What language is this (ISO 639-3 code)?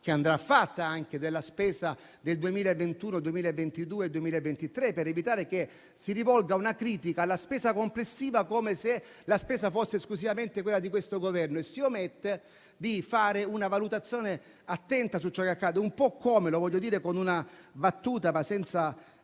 ita